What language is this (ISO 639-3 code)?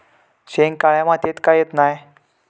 mar